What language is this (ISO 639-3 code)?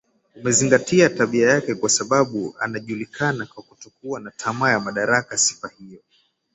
swa